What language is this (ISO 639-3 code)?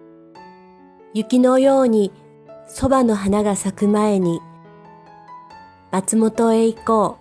jpn